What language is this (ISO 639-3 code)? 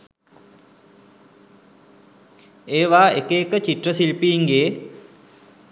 sin